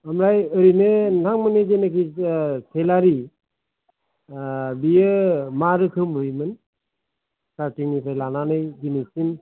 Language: Bodo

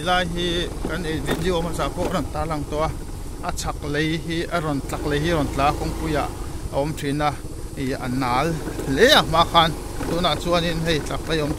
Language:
Thai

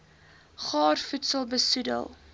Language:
Afrikaans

